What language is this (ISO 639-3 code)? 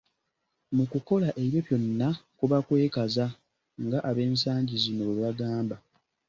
lug